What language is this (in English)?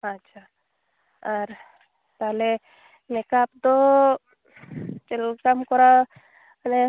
Santali